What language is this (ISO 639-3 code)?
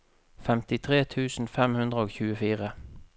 nor